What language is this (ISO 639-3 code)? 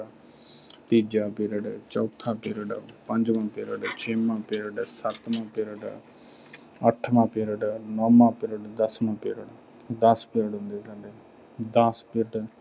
pan